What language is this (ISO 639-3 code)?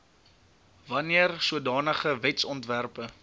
afr